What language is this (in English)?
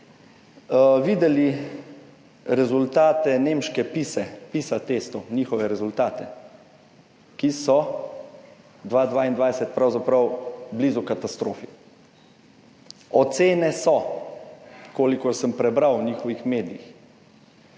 Slovenian